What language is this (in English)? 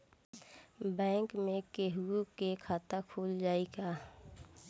Bhojpuri